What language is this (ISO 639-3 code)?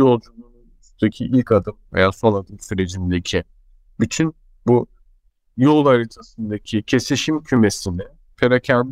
tur